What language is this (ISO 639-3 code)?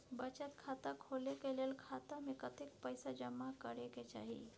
mai